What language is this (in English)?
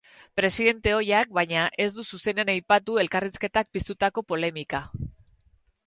Basque